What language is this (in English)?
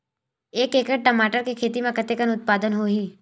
Chhattisgarhi